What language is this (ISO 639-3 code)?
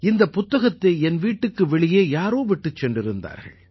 tam